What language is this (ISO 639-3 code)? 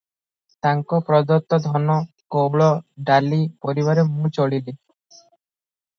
ori